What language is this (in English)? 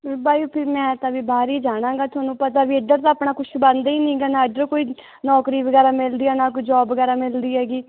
Punjabi